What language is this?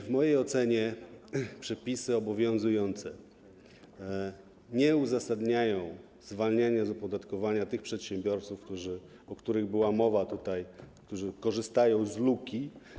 Polish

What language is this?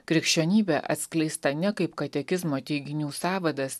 Lithuanian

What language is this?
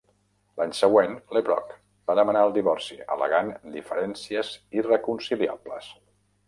Catalan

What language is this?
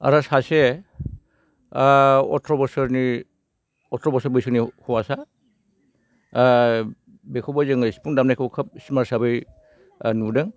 Bodo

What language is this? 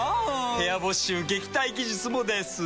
Japanese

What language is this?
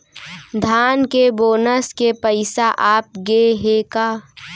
Chhattisgarhi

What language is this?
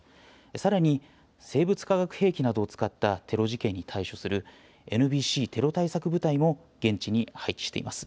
Japanese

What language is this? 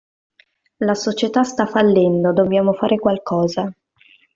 Italian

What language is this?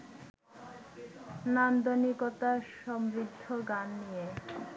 Bangla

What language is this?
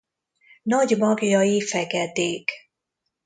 Hungarian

